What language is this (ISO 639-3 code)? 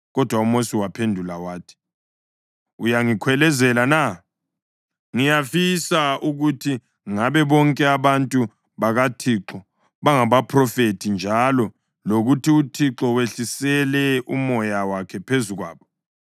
nde